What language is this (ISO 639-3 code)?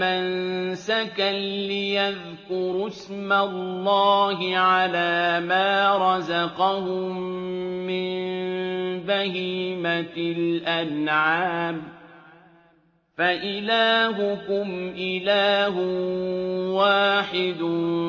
ara